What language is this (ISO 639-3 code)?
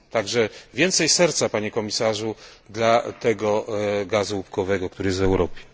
pol